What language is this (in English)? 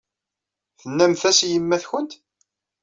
Kabyle